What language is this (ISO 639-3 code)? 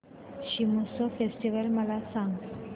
mar